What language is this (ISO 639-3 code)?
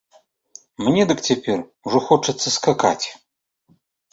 bel